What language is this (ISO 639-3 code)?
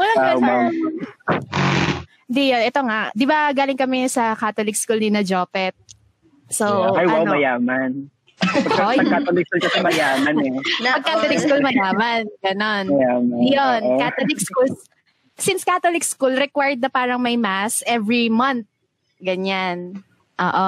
fil